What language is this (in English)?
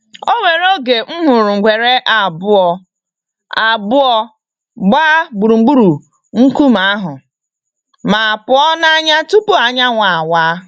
Igbo